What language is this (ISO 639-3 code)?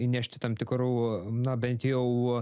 lit